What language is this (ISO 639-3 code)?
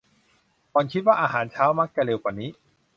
tha